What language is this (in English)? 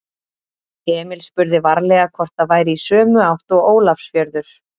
Icelandic